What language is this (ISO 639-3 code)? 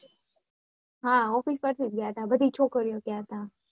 guj